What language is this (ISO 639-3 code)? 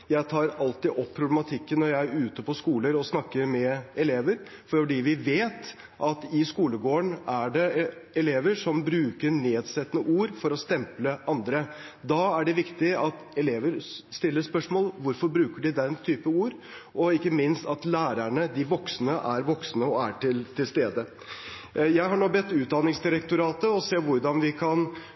nob